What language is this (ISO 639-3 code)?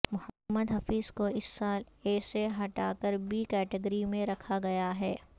urd